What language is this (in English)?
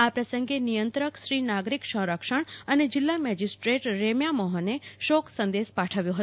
Gujarati